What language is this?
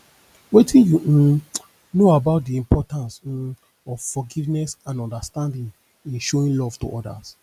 Nigerian Pidgin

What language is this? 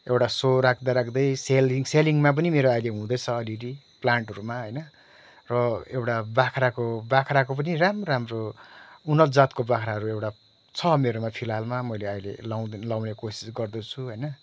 Nepali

